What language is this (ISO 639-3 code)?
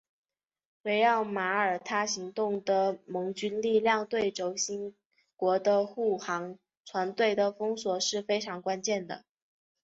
zho